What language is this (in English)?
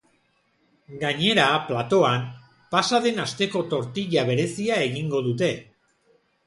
Basque